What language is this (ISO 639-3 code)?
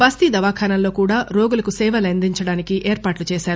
tel